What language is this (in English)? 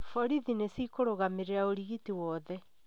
Kikuyu